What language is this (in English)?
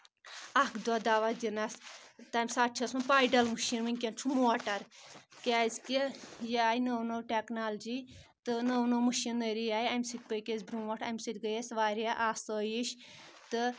Kashmiri